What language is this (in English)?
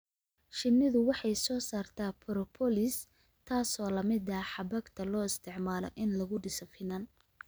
Somali